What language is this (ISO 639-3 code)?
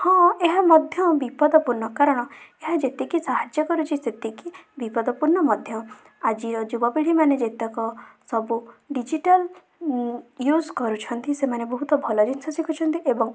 ori